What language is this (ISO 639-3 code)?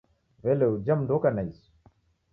dav